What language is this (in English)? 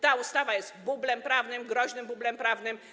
Polish